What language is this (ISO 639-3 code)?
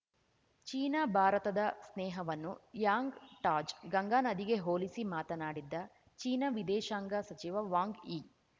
kan